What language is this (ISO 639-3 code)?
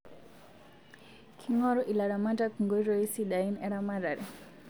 mas